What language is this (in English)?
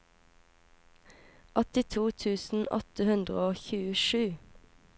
Norwegian